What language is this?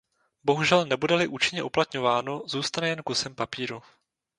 Czech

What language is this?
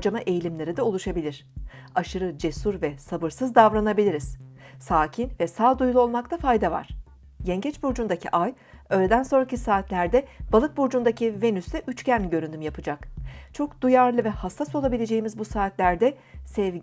Turkish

